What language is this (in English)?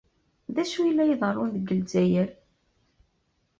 Kabyle